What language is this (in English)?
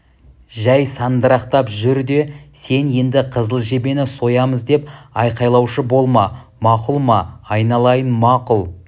Kazakh